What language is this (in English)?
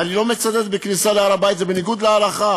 Hebrew